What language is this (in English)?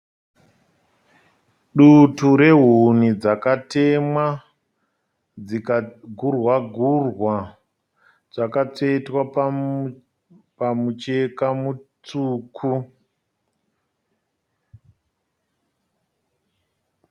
Shona